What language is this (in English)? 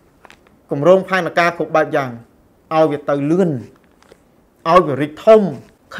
Thai